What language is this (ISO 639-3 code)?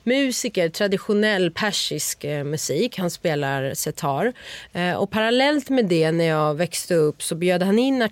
swe